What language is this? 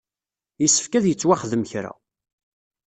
Kabyle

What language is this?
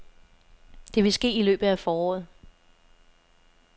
Danish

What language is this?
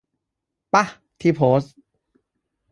Thai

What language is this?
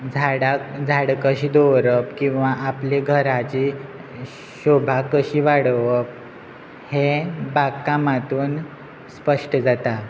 Konkani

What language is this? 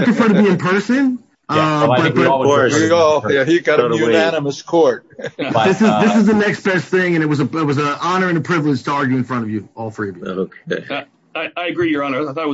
English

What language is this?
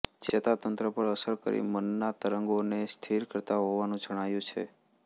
Gujarati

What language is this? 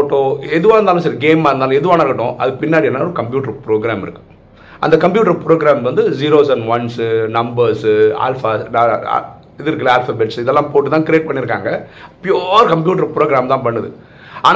Tamil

